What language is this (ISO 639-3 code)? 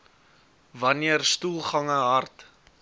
afr